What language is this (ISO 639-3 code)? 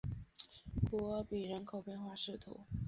zho